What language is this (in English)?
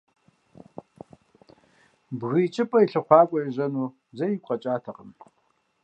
Kabardian